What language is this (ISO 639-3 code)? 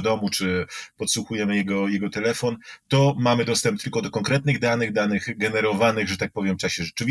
pol